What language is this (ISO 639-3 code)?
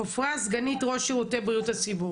heb